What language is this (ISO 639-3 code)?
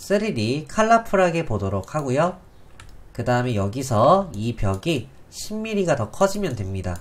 kor